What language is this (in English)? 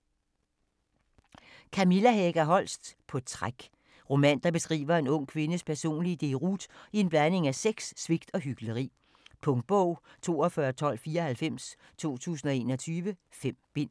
Danish